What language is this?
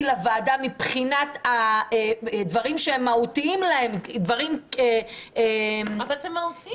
Hebrew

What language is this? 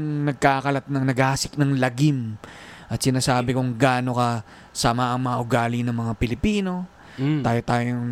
Filipino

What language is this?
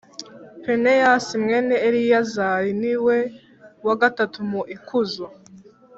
Kinyarwanda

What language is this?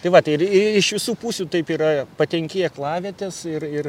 Lithuanian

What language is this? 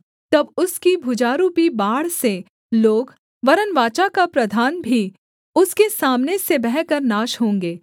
Hindi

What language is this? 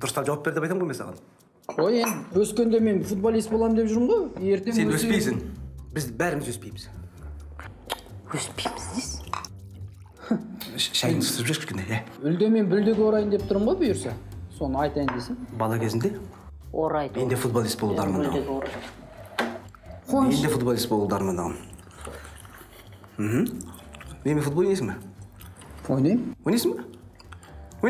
Russian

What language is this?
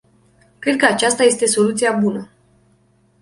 Romanian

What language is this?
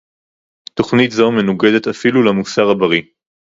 Hebrew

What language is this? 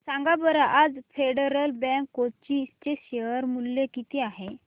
Marathi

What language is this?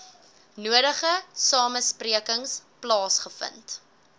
Afrikaans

